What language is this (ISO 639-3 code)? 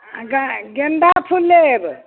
mai